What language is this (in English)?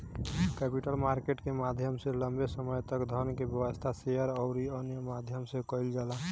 Bhojpuri